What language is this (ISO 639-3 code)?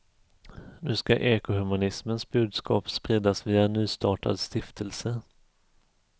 swe